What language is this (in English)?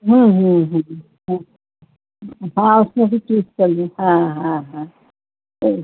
Urdu